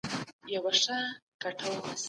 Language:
Pashto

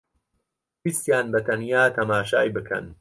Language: Central Kurdish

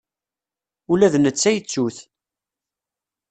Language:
Kabyle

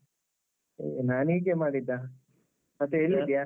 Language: Kannada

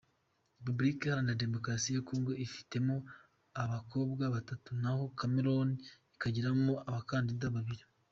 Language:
Kinyarwanda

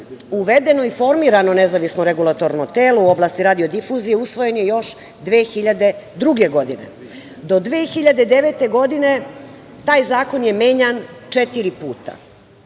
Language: Serbian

